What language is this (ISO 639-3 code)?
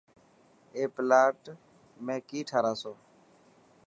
mki